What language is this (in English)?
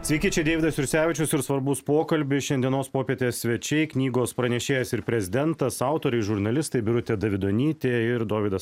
Lithuanian